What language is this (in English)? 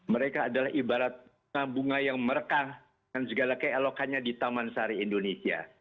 Indonesian